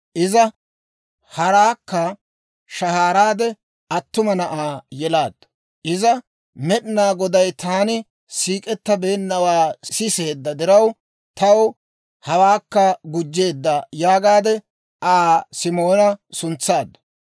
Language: Dawro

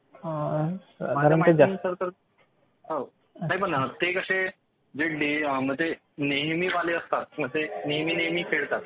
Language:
Marathi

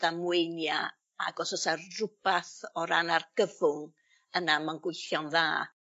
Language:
Welsh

